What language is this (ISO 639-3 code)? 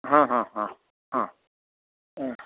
san